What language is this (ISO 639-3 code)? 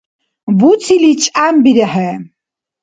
dar